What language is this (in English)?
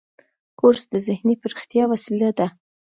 Pashto